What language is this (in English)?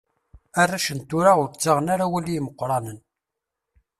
Kabyle